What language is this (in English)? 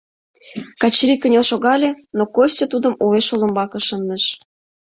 Mari